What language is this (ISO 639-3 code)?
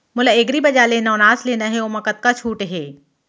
hne